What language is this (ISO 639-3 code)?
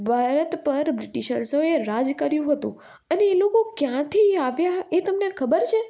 guj